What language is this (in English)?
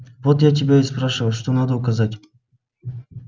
Russian